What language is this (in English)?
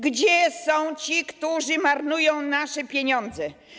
Polish